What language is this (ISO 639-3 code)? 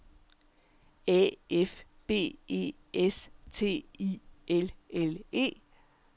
dan